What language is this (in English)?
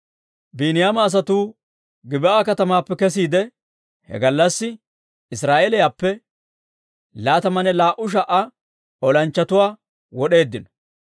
Dawro